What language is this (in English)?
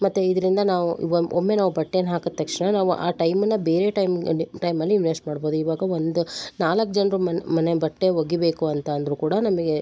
Kannada